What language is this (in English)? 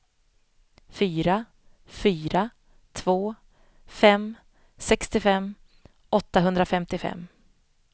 Swedish